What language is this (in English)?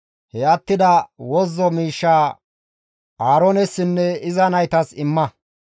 Gamo